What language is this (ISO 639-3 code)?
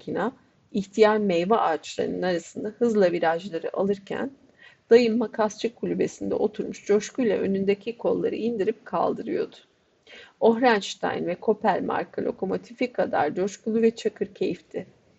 tur